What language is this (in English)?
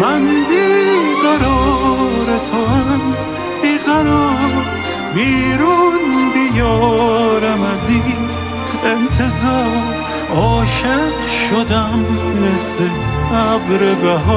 Persian